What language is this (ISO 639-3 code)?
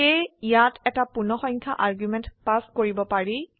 asm